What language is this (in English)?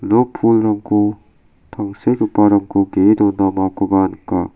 Garo